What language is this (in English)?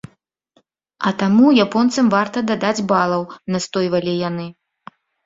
Belarusian